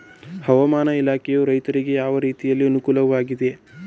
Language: Kannada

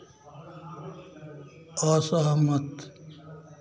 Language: Hindi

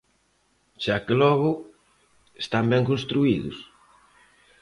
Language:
Galician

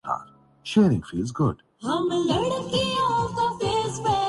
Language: Urdu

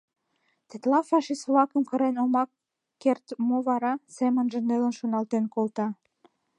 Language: Mari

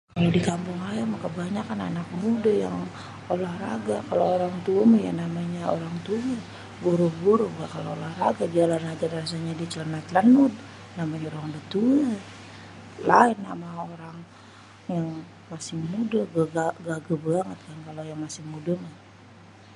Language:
Betawi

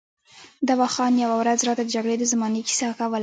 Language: Pashto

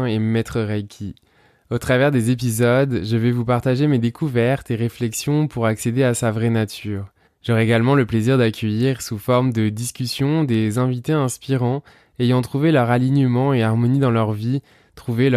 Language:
French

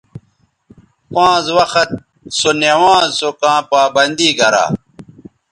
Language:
Bateri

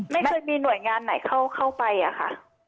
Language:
Thai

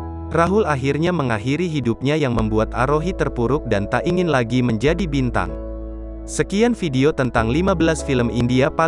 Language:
Indonesian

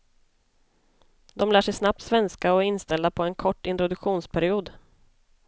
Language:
Swedish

